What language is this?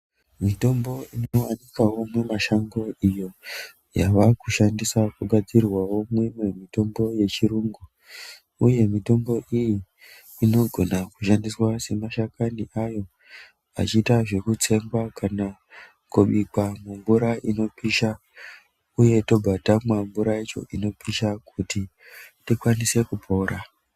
Ndau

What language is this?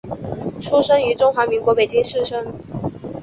Chinese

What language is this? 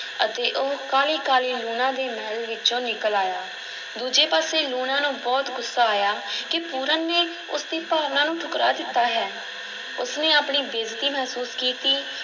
Punjabi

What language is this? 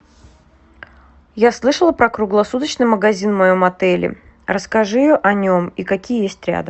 Russian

